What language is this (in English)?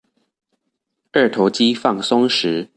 Chinese